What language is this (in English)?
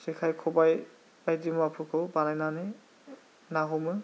Bodo